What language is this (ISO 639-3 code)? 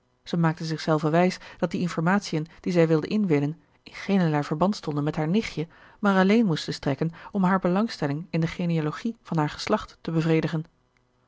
nld